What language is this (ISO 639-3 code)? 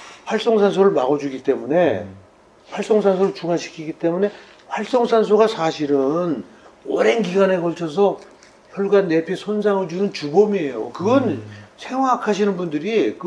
kor